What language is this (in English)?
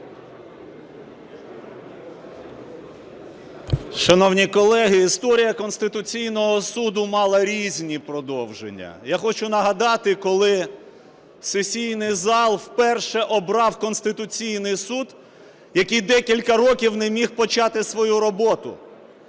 Ukrainian